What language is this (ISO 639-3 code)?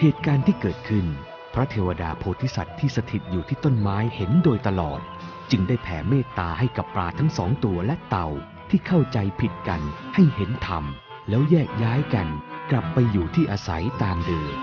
tha